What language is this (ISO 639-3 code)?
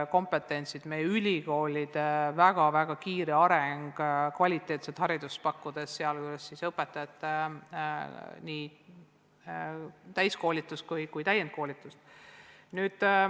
est